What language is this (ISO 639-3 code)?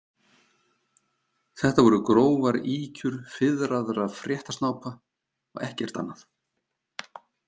isl